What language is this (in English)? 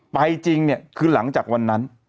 Thai